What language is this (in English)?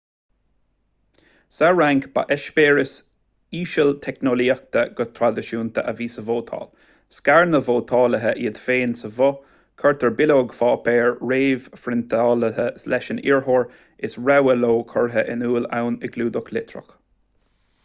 Irish